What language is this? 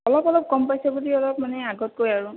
Assamese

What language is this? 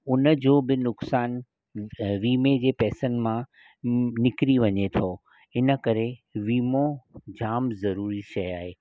Sindhi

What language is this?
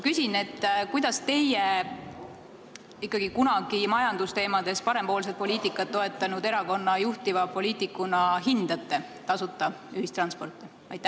Estonian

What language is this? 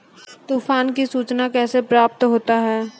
Maithili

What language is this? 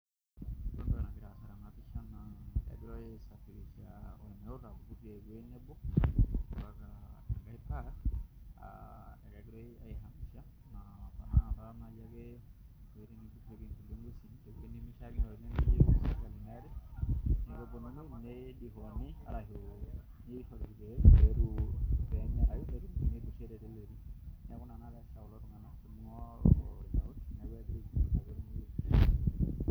Masai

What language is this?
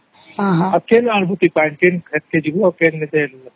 Odia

